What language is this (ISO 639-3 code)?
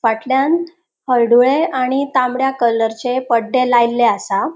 kok